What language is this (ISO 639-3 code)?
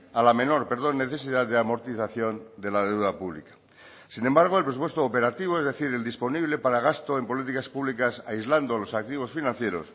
spa